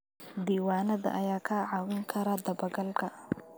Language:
Somali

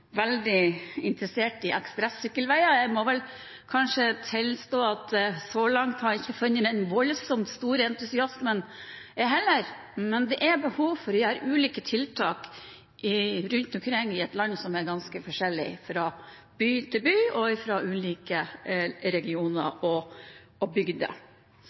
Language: Norwegian Bokmål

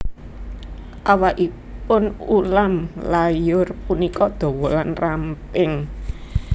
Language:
Javanese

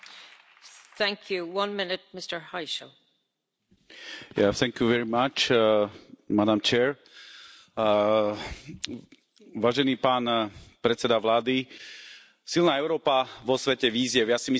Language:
Slovak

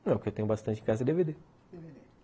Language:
Portuguese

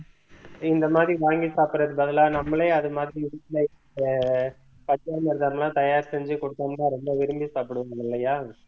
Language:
Tamil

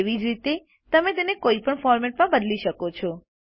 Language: Gujarati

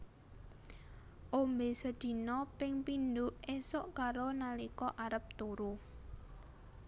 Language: Javanese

